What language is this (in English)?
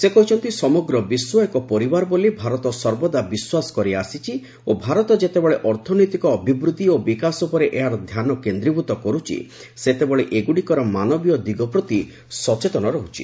Odia